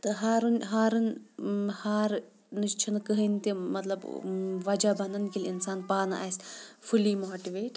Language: Kashmiri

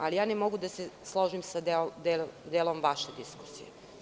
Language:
Serbian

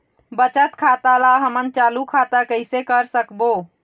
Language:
Chhattisgarhi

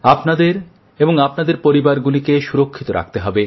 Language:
Bangla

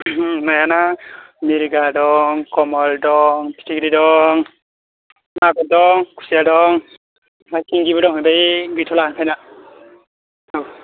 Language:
Bodo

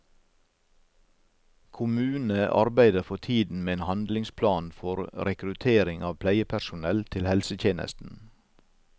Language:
Norwegian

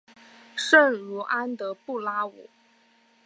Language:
Chinese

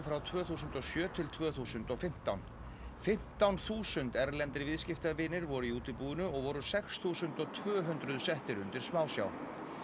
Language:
Icelandic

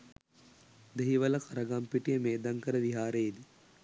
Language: Sinhala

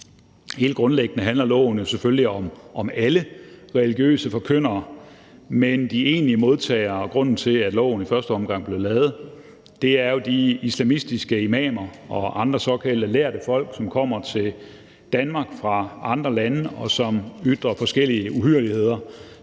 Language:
Danish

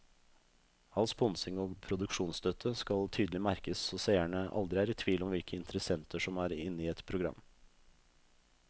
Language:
Norwegian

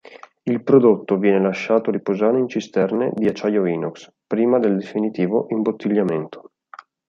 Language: Italian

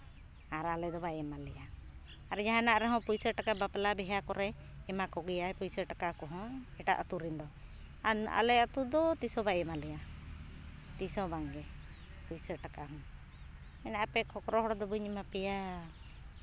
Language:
Santali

